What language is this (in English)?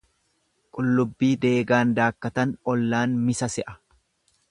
Oromo